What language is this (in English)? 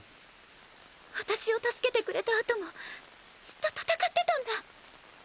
Japanese